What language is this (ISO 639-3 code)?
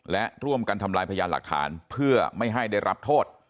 tha